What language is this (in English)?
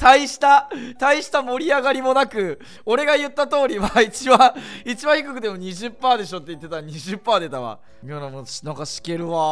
Japanese